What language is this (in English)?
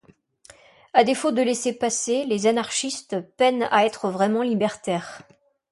French